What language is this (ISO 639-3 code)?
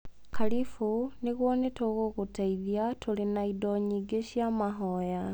kik